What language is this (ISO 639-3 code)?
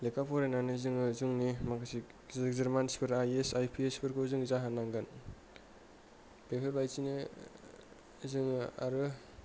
brx